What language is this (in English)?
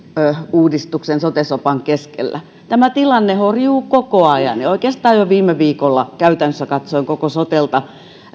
Finnish